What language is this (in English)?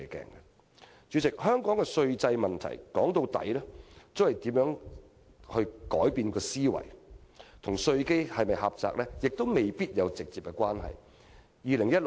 Cantonese